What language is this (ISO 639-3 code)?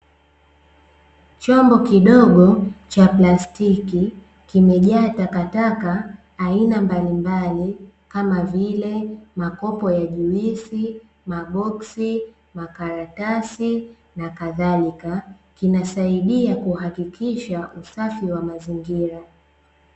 swa